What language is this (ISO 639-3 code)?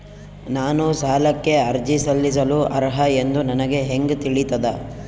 kan